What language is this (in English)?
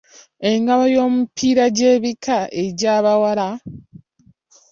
Ganda